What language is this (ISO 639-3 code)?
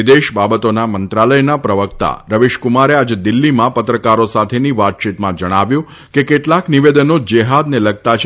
guj